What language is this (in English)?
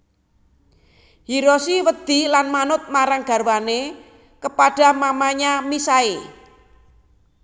Javanese